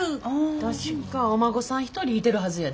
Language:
Japanese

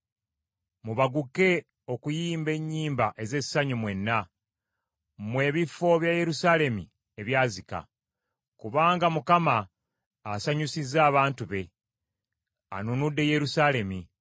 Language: Ganda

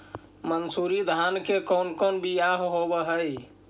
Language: Magahi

